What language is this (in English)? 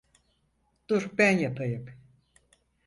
Turkish